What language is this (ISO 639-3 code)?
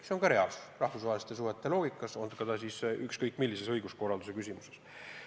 est